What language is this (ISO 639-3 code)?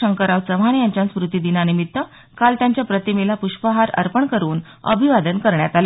mar